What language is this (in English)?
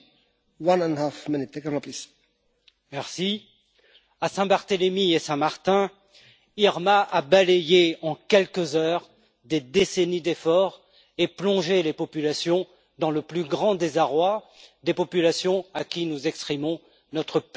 French